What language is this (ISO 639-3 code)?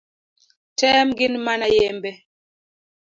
luo